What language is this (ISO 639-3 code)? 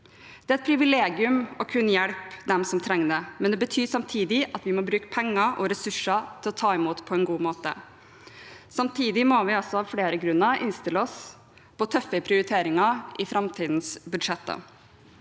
nor